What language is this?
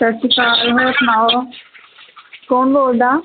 Punjabi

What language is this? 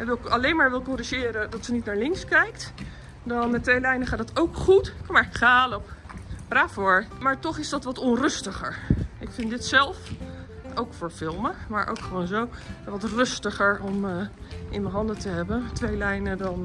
Dutch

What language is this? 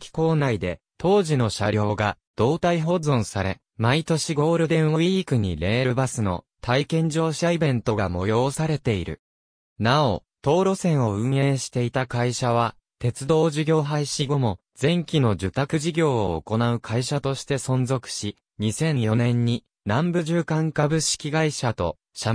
Japanese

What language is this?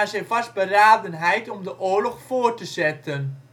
Dutch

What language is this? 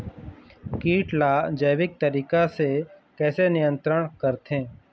Chhattisgarhi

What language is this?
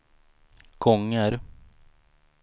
Swedish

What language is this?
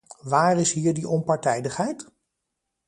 Dutch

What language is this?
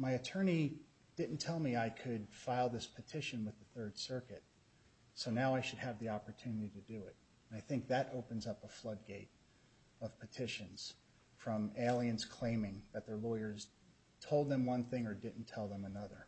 English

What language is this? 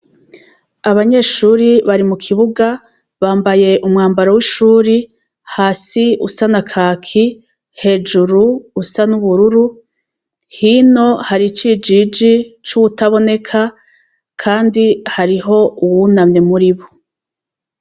Rundi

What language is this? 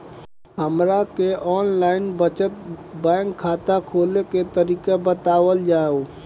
Bhojpuri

